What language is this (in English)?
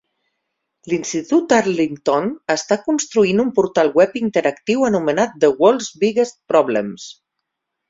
Catalan